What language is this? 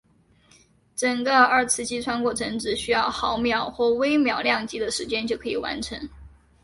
Chinese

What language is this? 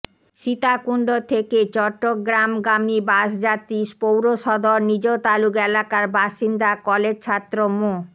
Bangla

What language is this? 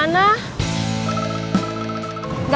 Indonesian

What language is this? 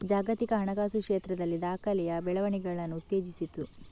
Kannada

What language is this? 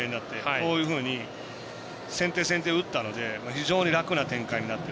Japanese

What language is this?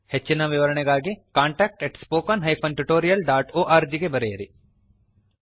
Kannada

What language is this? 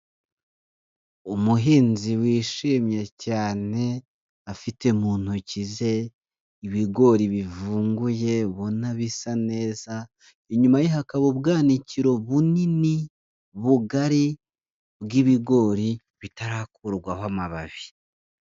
Kinyarwanda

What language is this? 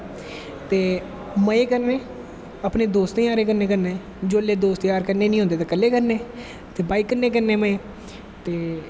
Dogri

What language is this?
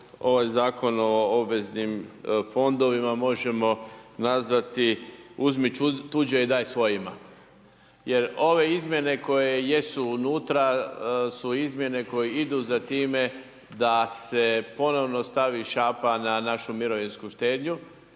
Croatian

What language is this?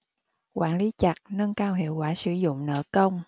Vietnamese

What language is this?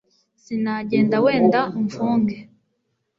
Kinyarwanda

